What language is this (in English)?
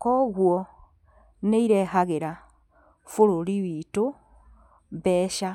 Kikuyu